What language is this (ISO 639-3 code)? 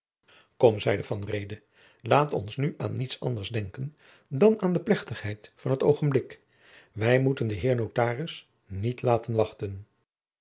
nld